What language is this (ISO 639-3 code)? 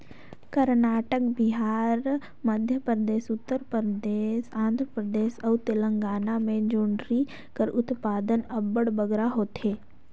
hne